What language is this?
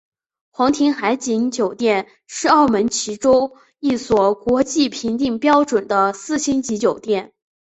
Chinese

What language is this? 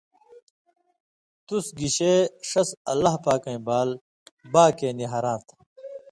Indus Kohistani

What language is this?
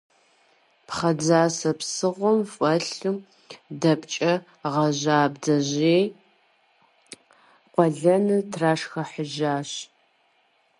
Kabardian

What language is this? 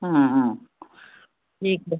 Hindi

